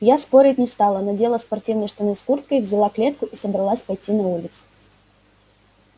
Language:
Russian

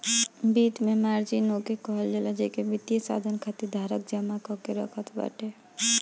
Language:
Bhojpuri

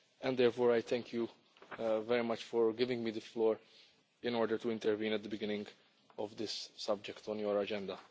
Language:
English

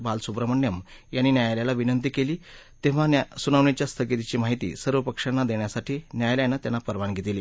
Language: Marathi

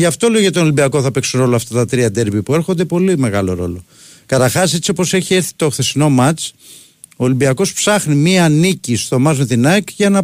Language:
Greek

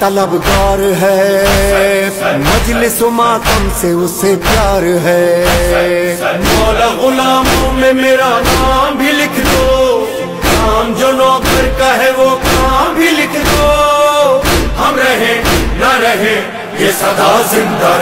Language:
Arabic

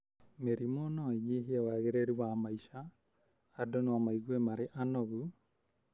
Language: Kikuyu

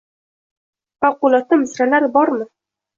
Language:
Uzbek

